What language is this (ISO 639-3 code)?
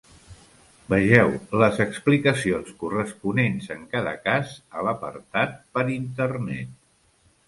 cat